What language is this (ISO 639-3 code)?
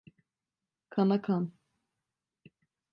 tur